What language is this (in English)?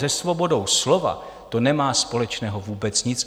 Czech